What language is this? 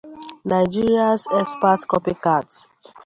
Igbo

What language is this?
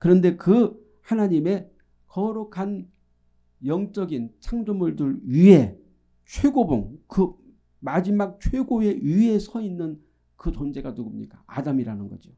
Korean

